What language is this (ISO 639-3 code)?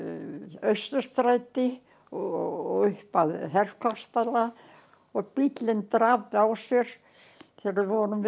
isl